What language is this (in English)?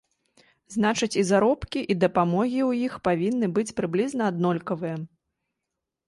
Belarusian